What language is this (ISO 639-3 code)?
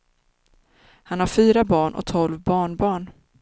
swe